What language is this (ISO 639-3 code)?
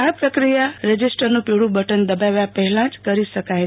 guj